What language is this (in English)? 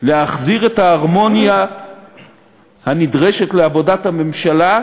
Hebrew